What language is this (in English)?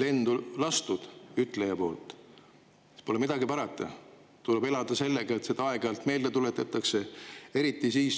Estonian